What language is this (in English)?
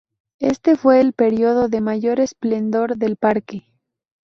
Spanish